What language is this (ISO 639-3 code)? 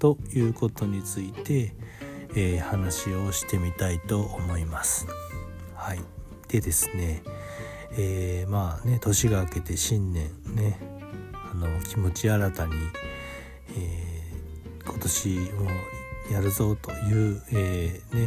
jpn